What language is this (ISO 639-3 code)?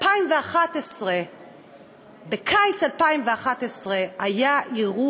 heb